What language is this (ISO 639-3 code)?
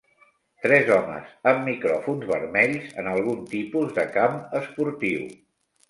cat